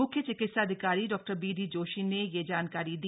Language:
Hindi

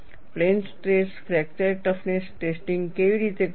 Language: Gujarati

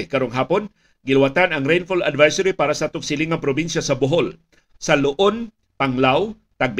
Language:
Filipino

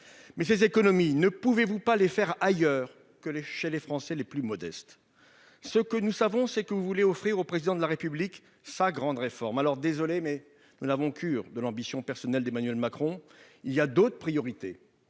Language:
French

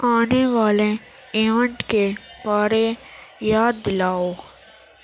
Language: Urdu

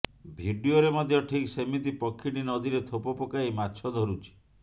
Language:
Odia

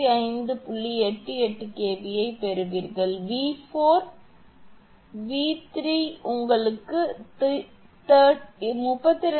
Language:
Tamil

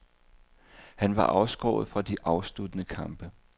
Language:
Danish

